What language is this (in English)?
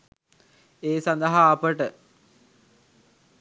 Sinhala